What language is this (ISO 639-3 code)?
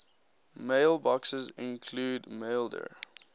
eng